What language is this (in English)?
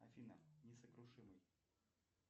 Russian